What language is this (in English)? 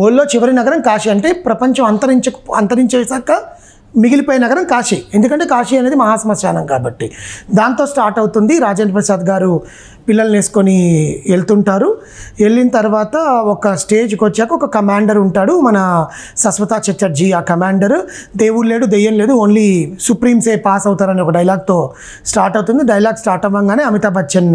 Telugu